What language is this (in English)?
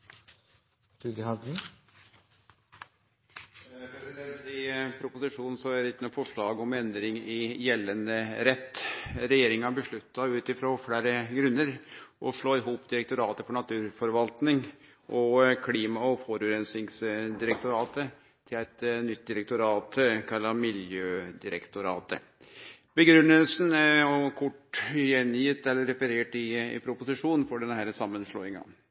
Norwegian